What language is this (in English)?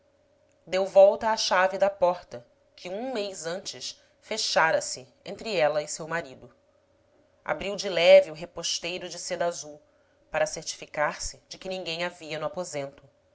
Portuguese